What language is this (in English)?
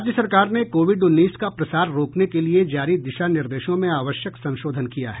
Hindi